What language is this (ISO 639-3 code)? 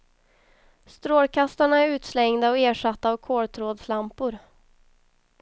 swe